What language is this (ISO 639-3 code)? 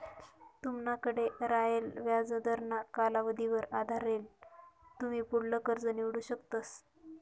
mar